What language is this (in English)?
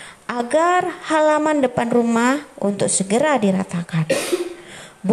Indonesian